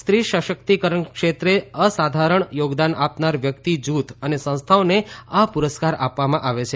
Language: Gujarati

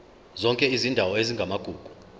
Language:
Zulu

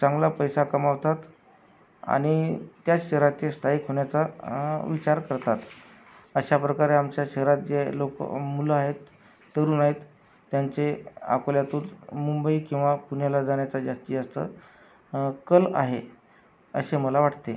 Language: Marathi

